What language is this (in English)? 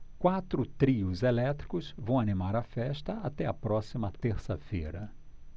Portuguese